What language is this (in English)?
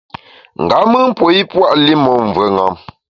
Bamun